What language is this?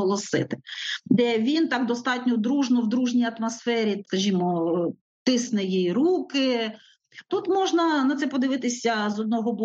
Ukrainian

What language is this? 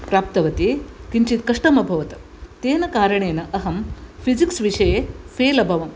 Sanskrit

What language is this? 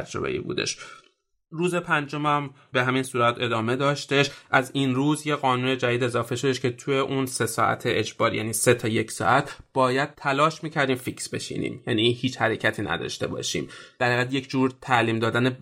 Persian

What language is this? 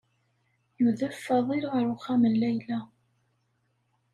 Kabyle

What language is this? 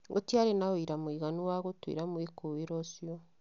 Kikuyu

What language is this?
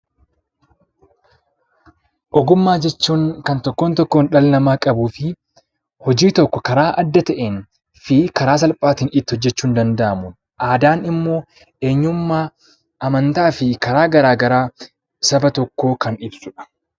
Oromo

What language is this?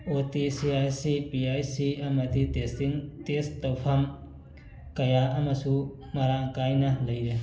Manipuri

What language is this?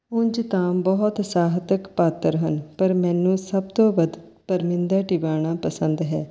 Punjabi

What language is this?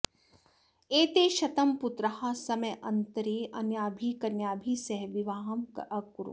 Sanskrit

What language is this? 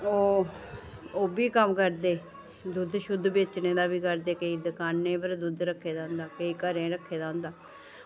Dogri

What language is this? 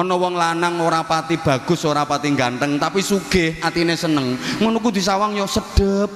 Indonesian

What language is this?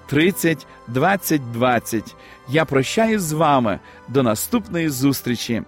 Ukrainian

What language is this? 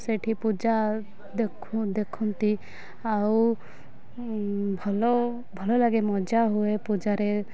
Odia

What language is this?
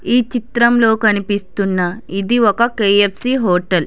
Telugu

